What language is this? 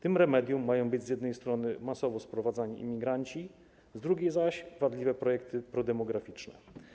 Polish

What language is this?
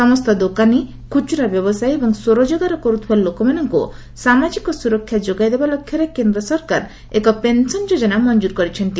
Odia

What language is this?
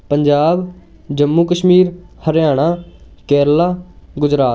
Punjabi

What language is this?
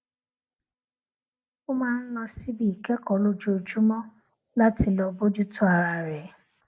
Yoruba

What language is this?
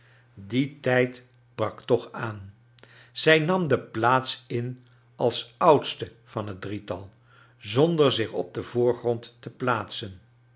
Dutch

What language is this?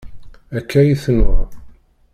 Kabyle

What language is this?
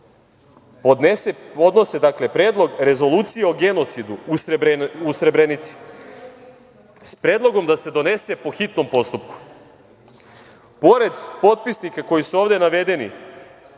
Serbian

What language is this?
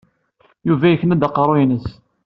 Kabyle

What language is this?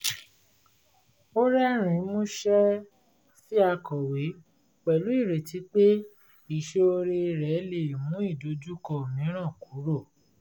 Yoruba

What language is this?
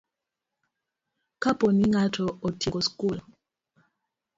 Luo (Kenya and Tanzania)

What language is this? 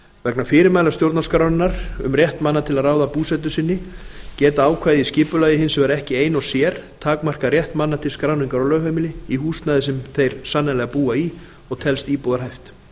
Icelandic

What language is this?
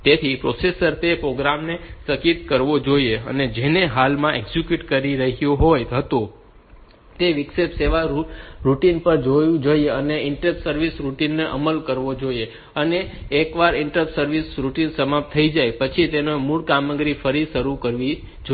Gujarati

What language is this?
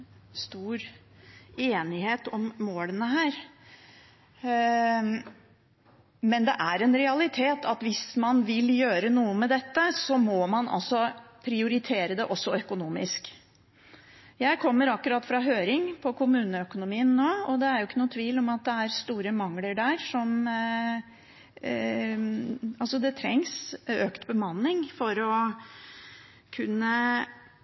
Norwegian Bokmål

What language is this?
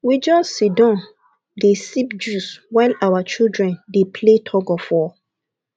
Nigerian Pidgin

